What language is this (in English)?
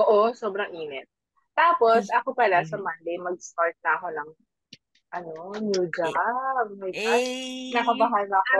Filipino